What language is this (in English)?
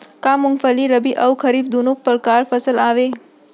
Chhattisgarhi